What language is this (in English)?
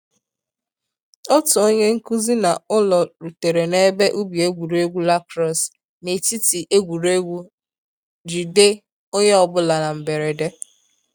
Igbo